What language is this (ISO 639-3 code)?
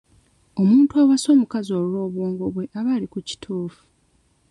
lug